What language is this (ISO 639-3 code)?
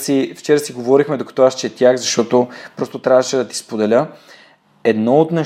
bul